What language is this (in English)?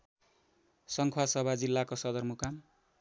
Nepali